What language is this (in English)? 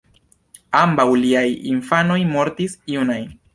Esperanto